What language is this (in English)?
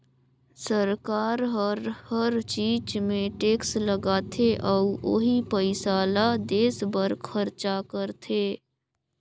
Chhattisgarhi